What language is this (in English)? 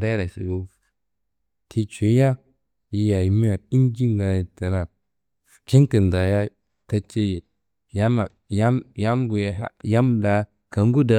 Kanembu